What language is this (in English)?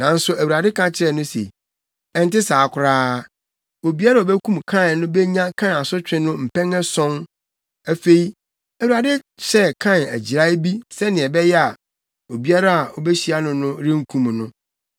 Akan